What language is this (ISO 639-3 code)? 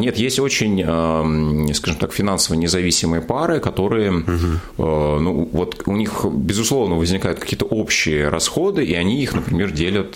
rus